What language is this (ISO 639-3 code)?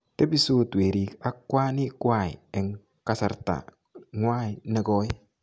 kln